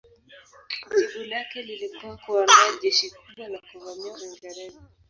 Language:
Swahili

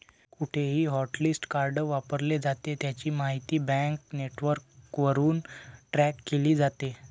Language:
Marathi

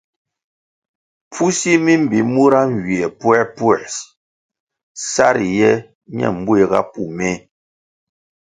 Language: Kwasio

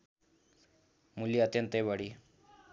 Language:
Nepali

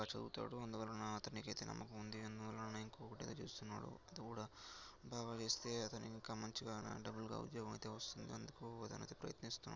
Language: Telugu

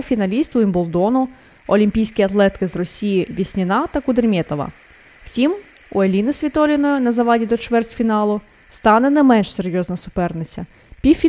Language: Ukrainian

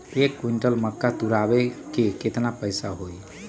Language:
Magahi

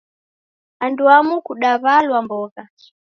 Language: Taita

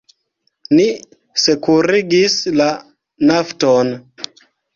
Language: Esperanto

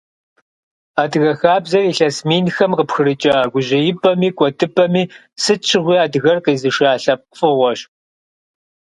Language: Kabardian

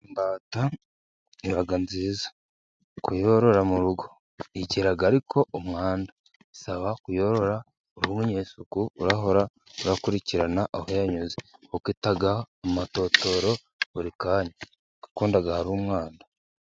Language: Kinyarwanda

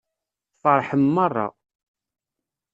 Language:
Kabyle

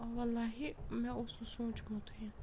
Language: Kashmiri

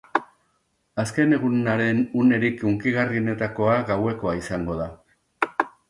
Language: Basque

